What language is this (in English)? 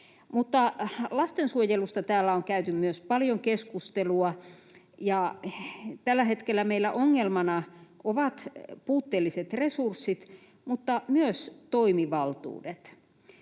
Finnish